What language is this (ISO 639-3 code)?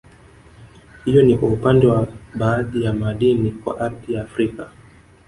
swa